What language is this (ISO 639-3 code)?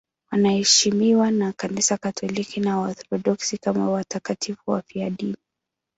swa